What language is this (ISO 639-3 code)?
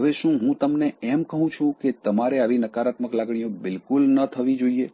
guj